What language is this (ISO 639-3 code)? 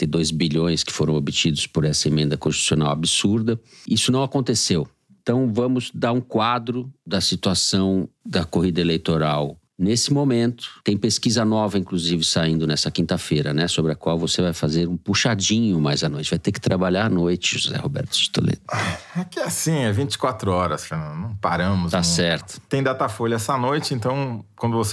por